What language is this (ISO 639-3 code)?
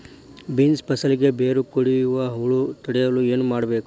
kan